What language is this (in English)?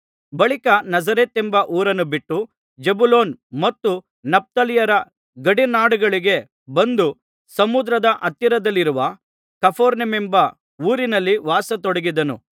Kannada